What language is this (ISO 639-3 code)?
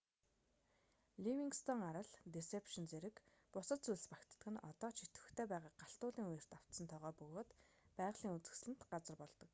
mon